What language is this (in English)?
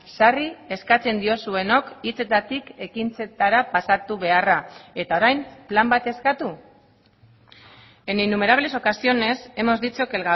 Basque